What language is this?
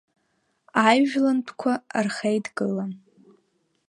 Abkhazian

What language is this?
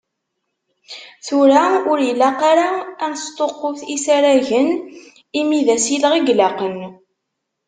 Kabyle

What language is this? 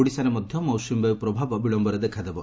Odia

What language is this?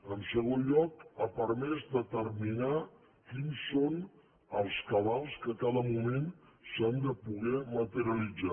Catalan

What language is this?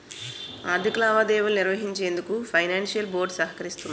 Telugu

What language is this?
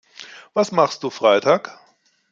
German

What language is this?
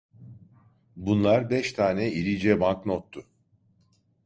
Turkish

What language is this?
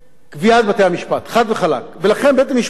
Hebrew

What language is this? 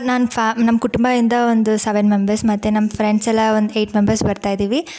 Kannada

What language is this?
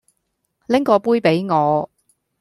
Cantonese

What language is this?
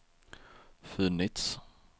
Swedish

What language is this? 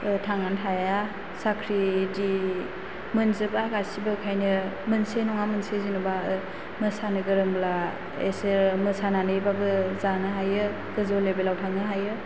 Bodo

